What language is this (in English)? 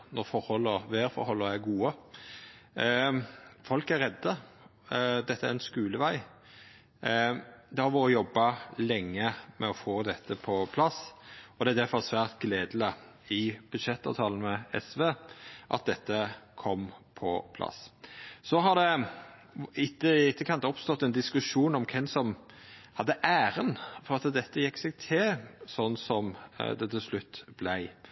Norwegian Nynorsk